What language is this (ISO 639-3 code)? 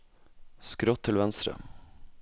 nor